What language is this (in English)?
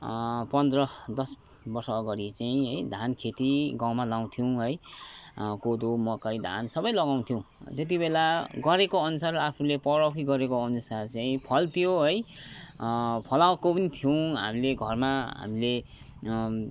Nepali